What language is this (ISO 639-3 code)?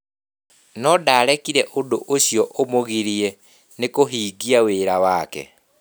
kik